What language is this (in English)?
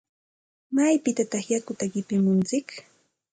Santa Ana de Tusi Pasco Quechua